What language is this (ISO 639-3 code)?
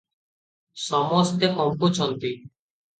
ori